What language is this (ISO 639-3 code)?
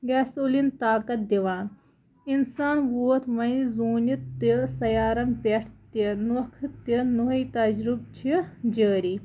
kas